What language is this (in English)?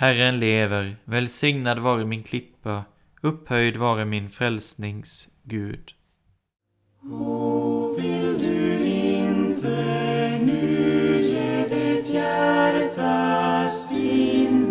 Swedish